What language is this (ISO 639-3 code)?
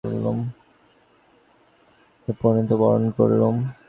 ben